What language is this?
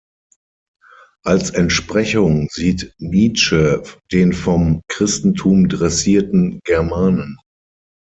German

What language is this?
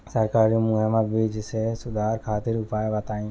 Bhojpuri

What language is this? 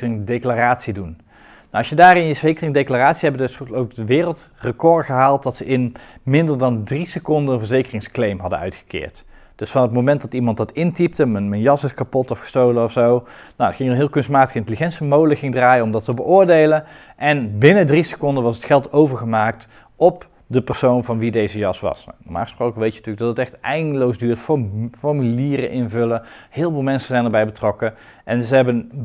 Dutch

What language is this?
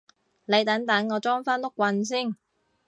Cantonese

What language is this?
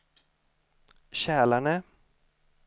Swedish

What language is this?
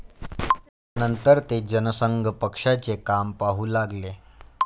Marathi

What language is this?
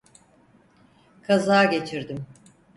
Turkish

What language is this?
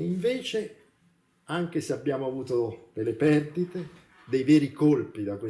Italian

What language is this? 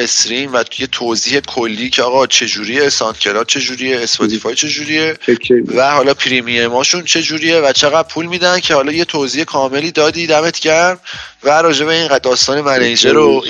Persian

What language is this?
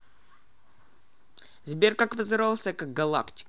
Russian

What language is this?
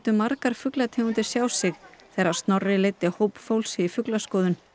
Icelandic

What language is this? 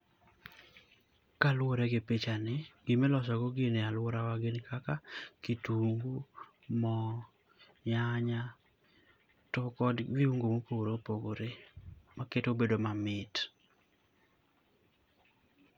Luo (Kenya and Tanzania)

